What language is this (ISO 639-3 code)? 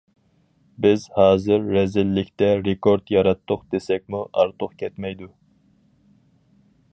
uig